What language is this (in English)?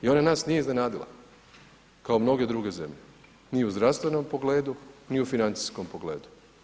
Croatian